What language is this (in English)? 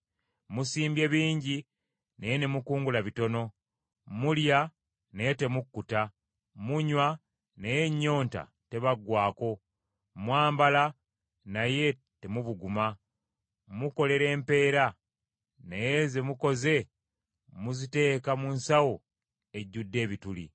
Ganda